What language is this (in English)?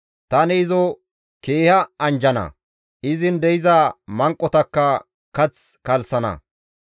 Gamo